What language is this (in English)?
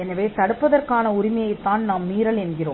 Tamil